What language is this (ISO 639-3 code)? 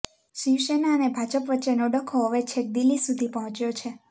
guj